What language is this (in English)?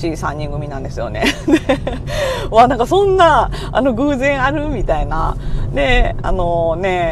Japanese